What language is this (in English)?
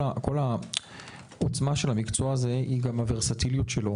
Hebrew